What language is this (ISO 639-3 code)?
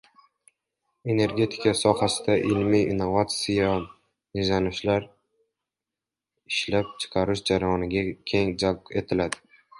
uzb